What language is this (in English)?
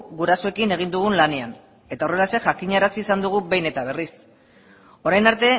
Basque